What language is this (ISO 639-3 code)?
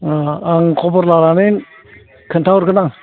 brx